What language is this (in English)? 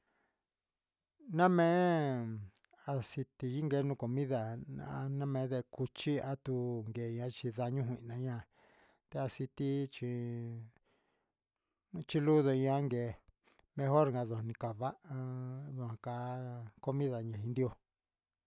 Huitepec Mixtec